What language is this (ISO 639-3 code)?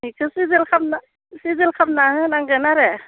brx